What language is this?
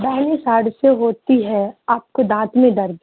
Urdu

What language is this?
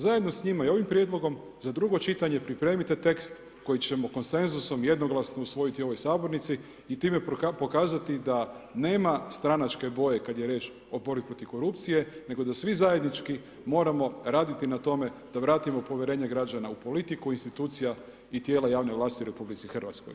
Croatian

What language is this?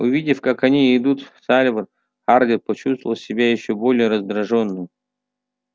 Russian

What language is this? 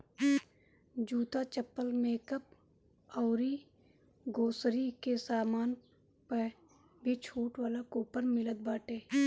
Bhojpuri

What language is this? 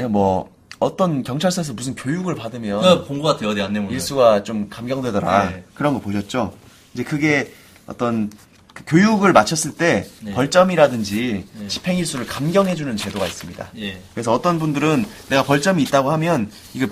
Korean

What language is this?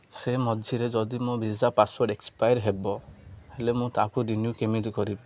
Odia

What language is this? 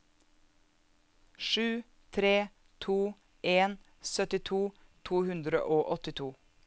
Norwegian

